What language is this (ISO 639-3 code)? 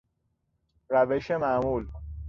fas